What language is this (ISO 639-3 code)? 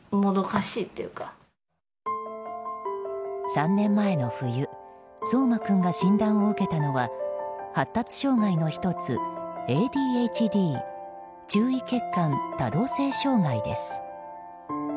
jpn